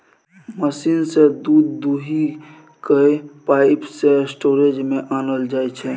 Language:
Maithili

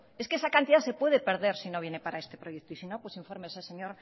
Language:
Spanish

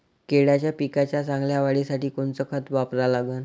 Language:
Marathi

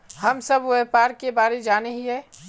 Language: Magahi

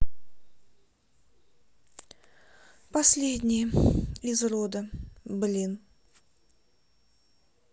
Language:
Russian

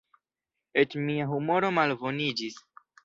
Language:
Esperanto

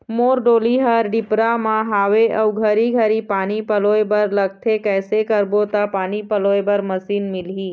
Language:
Chhattisgarhi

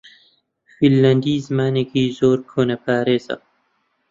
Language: Central Kurdish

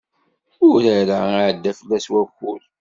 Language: Kabyle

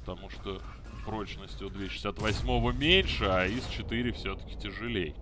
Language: Russian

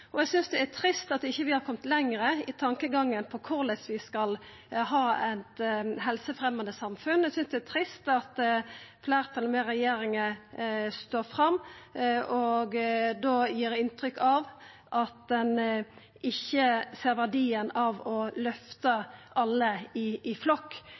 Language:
Norwegian Nynorsk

